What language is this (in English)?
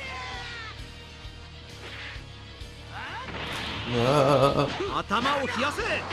German